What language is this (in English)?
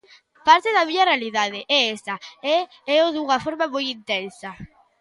Galician